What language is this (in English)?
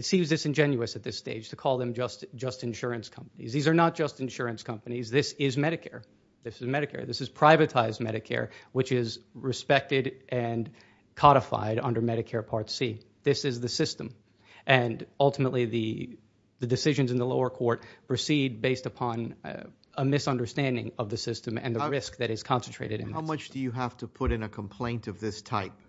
English